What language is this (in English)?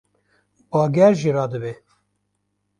Kurdish